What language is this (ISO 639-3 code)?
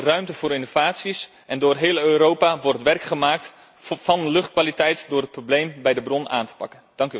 nld